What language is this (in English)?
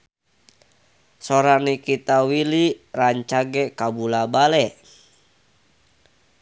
Sundanese